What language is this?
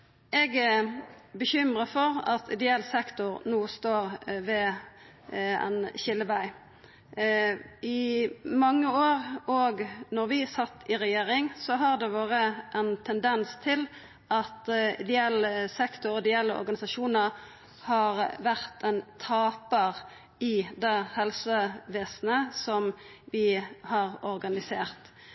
Norwegian Nynorsk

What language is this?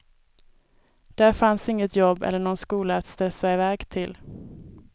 Swedish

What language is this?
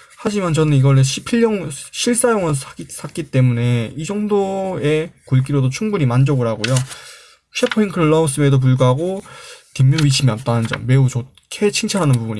Korean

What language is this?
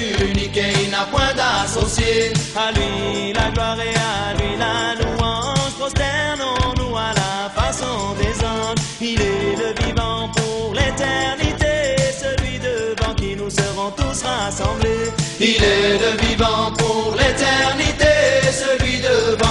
French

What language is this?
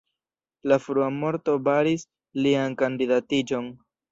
Esperanto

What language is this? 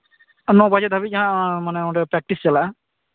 Santali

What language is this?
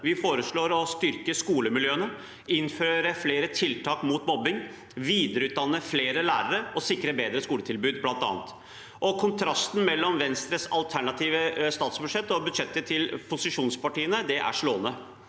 Norwegian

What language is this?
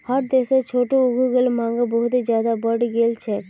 Magahi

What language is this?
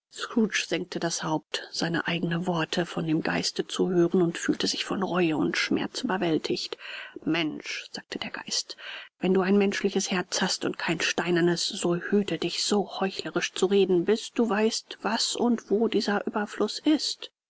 German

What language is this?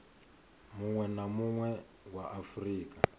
Venda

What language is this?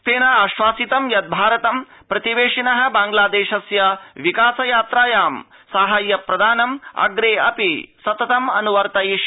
Sanskrit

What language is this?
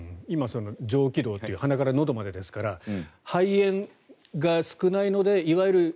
Japanese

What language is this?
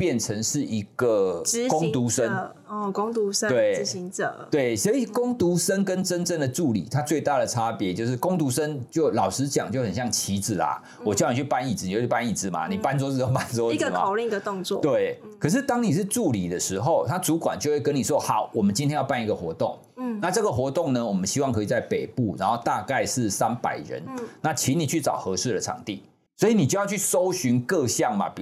Chinese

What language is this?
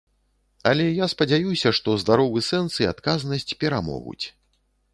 Belarusian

